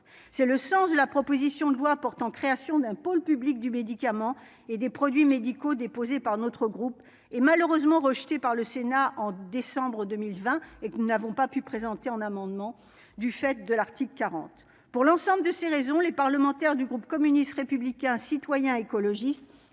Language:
French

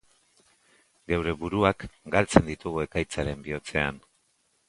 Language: Basque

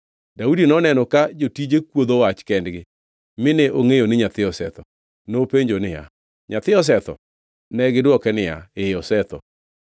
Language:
Luo (Kenya and Tanzania)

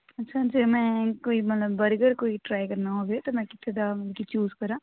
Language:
Punjabi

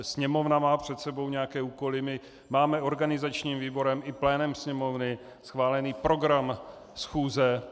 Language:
Czech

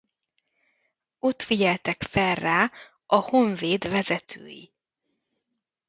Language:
Hungarian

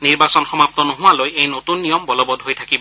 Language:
Assamese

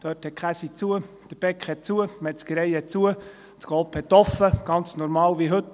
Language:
Swiss German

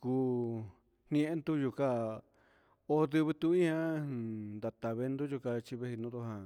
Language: Huitepec Mixtec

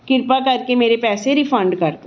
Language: Punjabi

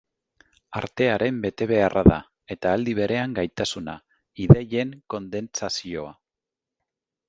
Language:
Basque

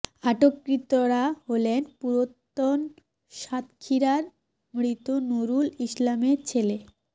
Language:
Bangla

